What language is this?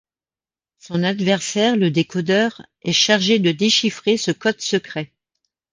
French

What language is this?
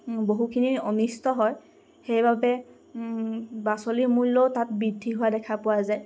Assamese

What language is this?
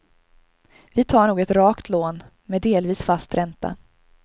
Swedish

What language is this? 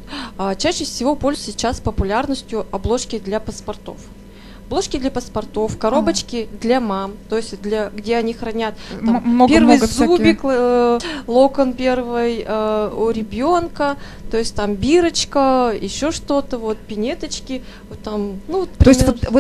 Russian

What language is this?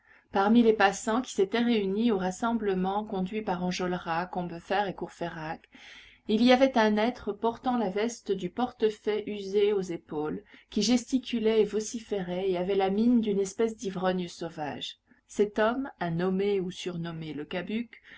French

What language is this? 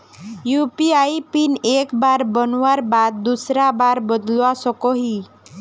Magahi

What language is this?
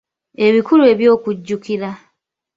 Ganda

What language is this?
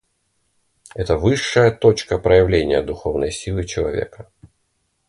Russian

